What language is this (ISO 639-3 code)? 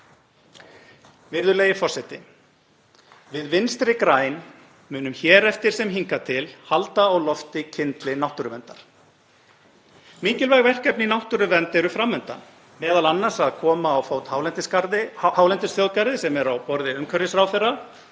isl